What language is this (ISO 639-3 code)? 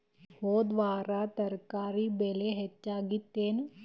kan